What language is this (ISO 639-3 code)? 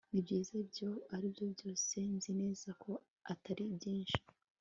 kin